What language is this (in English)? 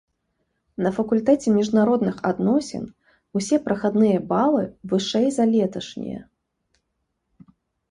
Belarusian